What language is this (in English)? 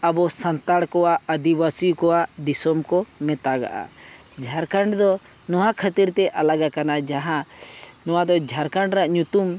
Santali